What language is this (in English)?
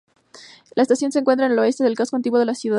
Spanish